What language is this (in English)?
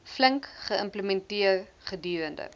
Afrikaans